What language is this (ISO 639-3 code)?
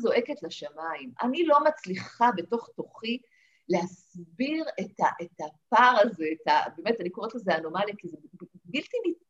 heb